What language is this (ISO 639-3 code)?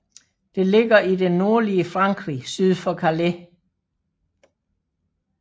dan